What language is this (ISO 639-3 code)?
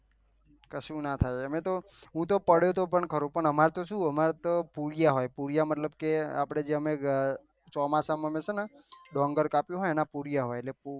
guj